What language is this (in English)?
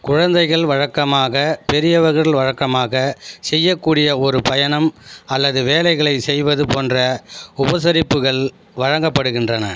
Tamil